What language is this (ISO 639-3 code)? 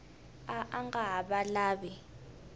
tso